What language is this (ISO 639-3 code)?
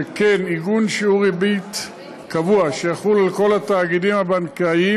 heb